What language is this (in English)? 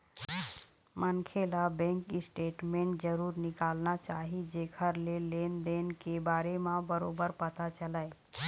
Chhattisgarhi